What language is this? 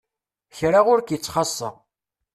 Kabyle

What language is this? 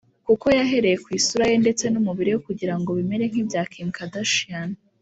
Kinyarwanda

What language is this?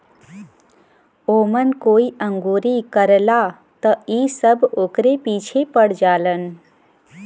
Bhojpuri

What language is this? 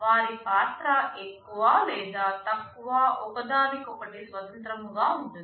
Telugu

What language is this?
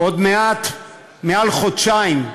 Hebrew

